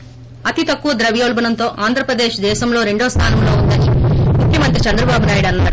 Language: Telugu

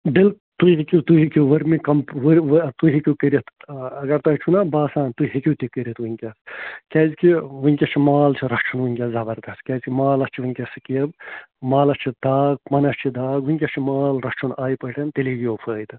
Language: Kashmiri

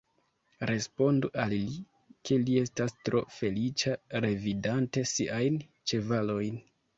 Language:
Esperanto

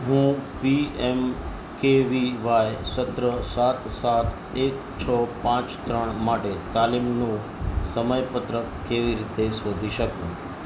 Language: Gujarati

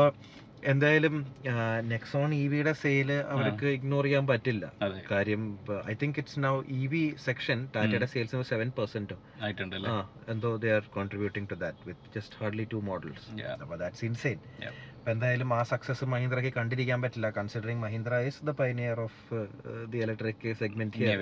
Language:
Malayalam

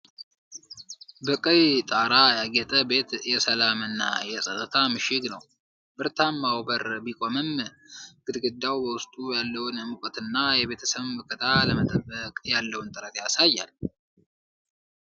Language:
Amharic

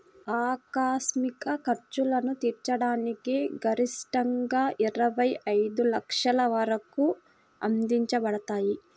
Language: Telugu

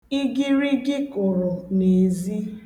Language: Igbo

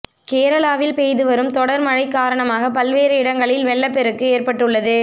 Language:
Tamil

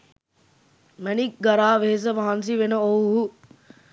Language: Sinhala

